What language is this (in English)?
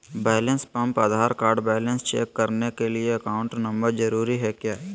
Magahi